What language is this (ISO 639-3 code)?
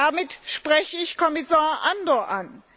deu